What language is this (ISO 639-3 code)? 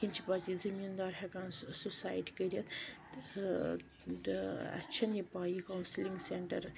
kas